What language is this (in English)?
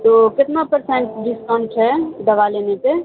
Urdu